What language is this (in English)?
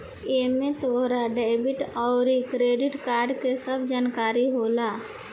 Bhojpuri